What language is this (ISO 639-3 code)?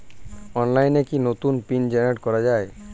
ben